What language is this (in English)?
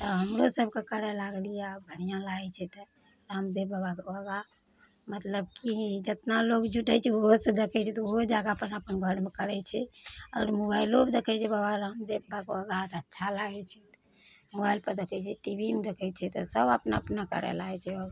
Maithili